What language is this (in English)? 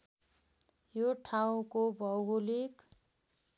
Nepali